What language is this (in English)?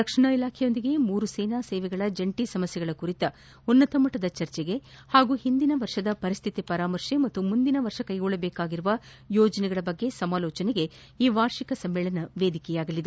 Kannada